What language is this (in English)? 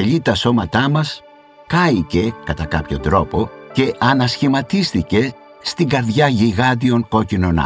Greek